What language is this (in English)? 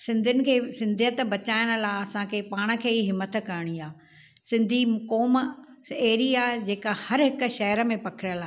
Sindhi